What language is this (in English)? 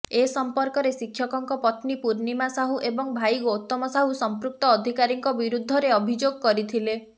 Odia